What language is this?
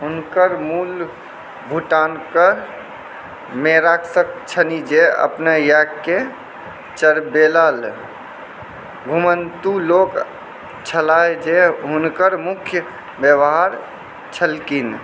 Maithili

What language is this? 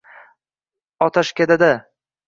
Uzbek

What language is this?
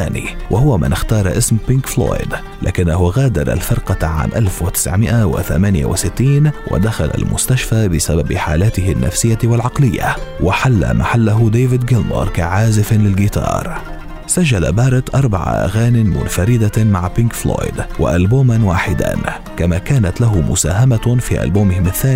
Arabic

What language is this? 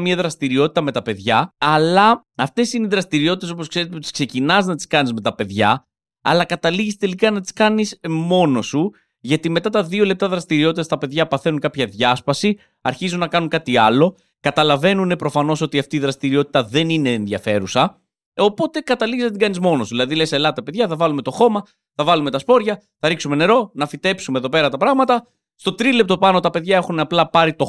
Greek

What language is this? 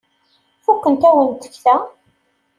Kabyle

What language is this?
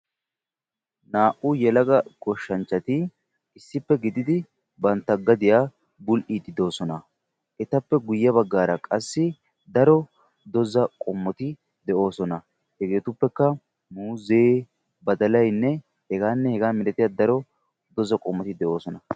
Wolaytta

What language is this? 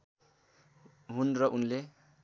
Nepali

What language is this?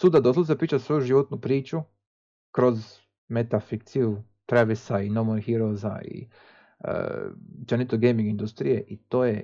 Croatian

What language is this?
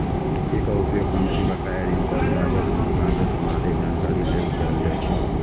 Maithili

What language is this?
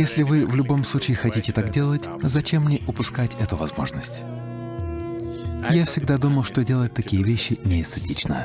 Russian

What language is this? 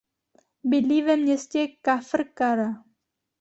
Czech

